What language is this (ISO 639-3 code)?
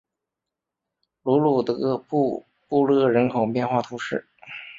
zho